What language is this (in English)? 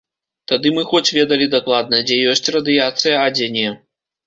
Belarusian